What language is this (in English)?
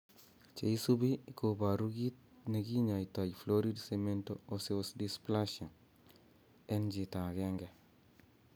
Kalenjin